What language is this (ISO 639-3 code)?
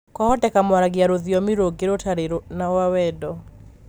kik